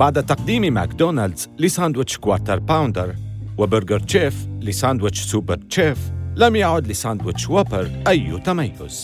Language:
Arabic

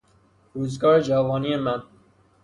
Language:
Persian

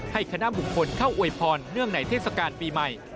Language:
Thai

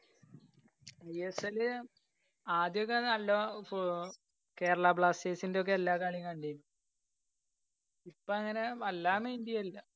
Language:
Malayalam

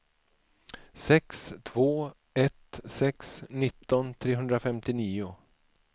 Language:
Swedish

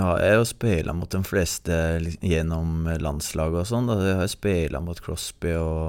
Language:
Swedish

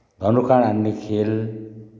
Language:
Nepali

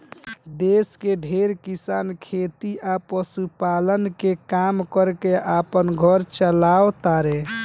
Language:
Bhojpuri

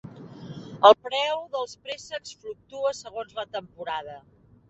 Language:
Catalan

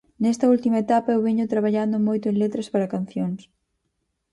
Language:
Galician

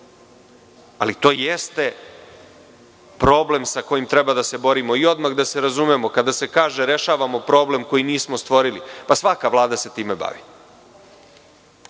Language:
Serbian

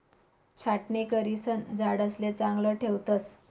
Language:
Marathi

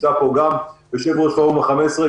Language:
Hebrew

